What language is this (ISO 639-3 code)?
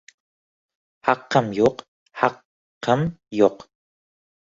uzb